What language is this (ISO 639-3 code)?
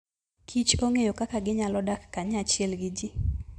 luo